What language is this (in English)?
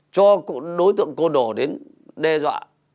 Vietnamese